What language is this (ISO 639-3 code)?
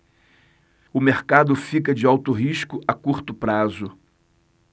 por